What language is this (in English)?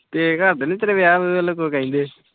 Punjabi